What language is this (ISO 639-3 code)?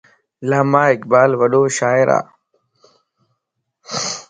lss